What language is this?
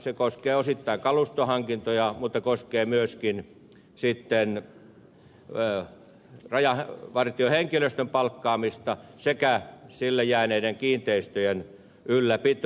Finnish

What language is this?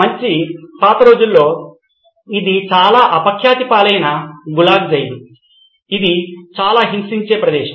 Telugu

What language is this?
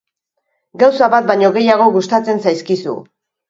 Basque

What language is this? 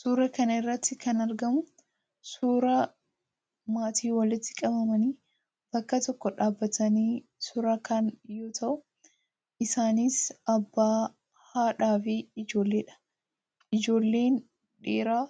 Oromo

